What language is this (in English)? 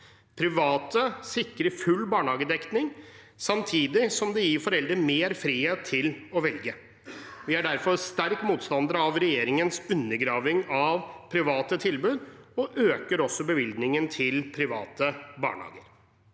Norwegian